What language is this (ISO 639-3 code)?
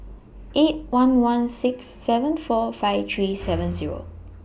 eng